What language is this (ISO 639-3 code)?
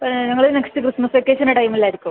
mal